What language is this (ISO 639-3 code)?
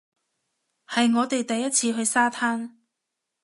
yue